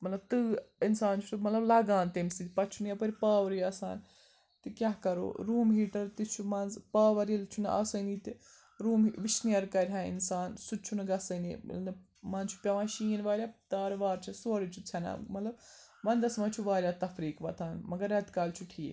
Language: Kashmiri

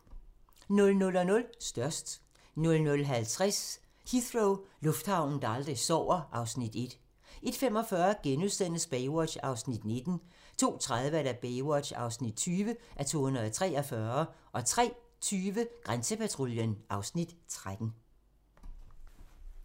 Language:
Danish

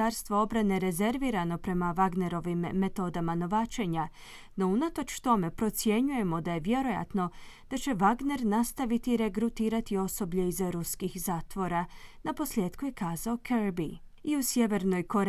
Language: Croatian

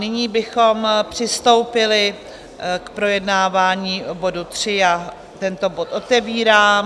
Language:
Czech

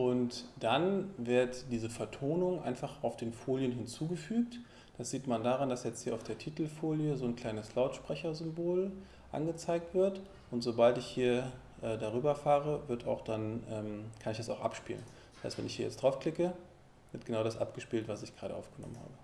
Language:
German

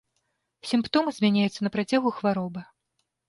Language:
Belarusian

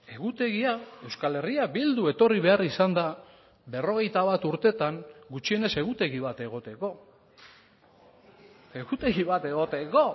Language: Basque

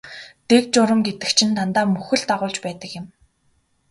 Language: Mongolian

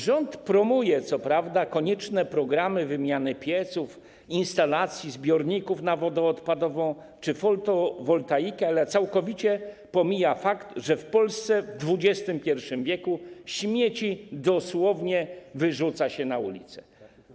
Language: Polish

